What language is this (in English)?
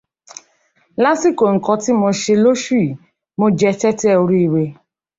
Yoruba